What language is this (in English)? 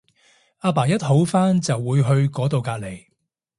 Cantonese